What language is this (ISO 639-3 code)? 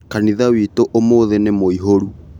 kik